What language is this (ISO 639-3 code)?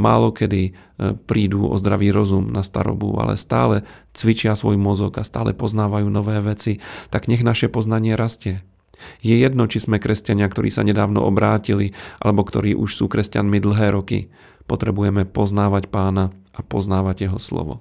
slk